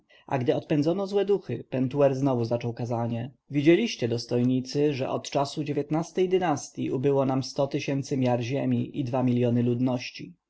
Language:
Polish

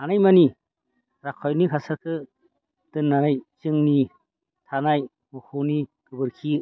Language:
Bodo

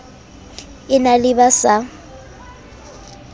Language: Southern Sotho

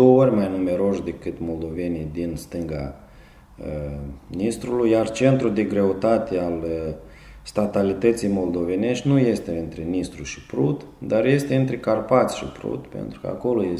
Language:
Romanian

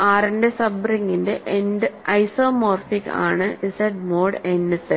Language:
Malayalam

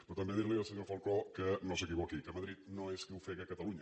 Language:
Catalan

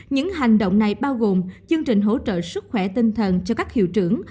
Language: Vietnamese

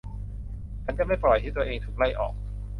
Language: Thai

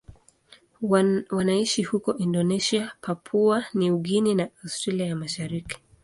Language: Swahili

